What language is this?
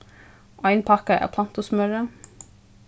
Faroese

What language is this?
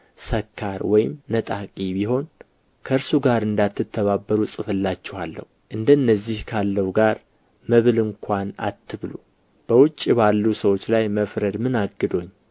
Amharic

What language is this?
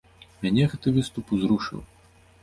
Belarusian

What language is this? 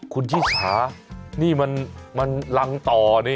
Thai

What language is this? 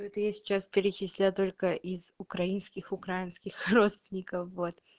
Russian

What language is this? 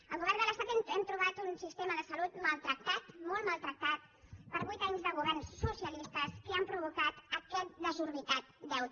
Catalan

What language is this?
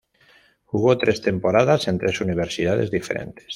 Spanish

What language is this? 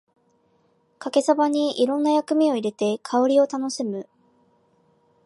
Japanese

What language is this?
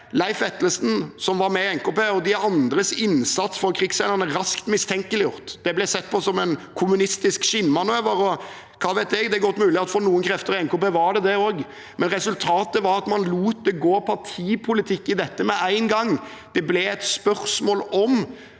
Norwegian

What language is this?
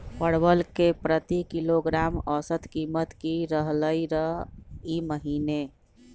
Magahi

